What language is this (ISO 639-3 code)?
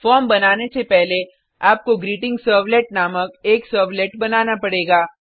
hin